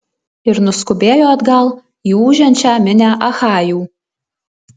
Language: Lithuanian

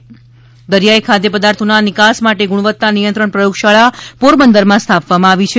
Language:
Gujarati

